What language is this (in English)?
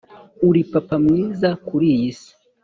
Kinyarwanda